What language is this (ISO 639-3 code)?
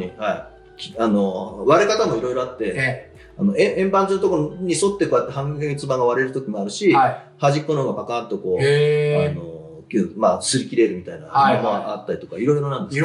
jpn